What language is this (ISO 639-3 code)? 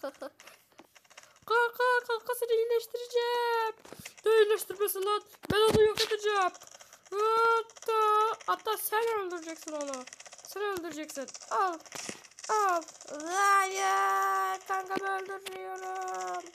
tur